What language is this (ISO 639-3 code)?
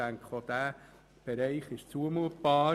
gsw